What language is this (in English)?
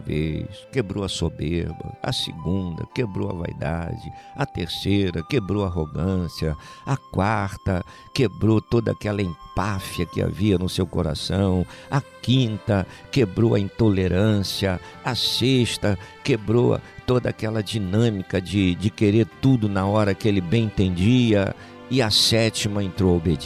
Portuguese